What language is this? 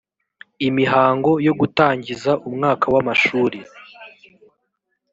Kinyarwanda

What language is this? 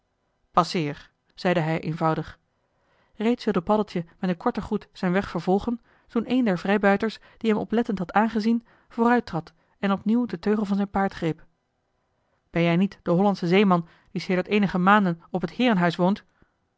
Dutch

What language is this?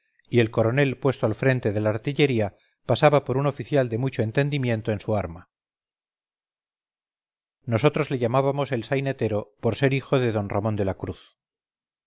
Spanish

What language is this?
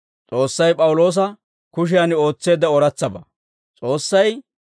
Dawro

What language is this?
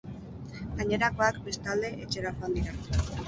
Basque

